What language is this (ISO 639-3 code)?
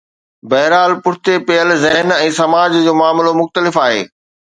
snd